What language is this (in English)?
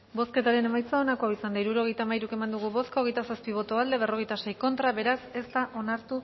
Basque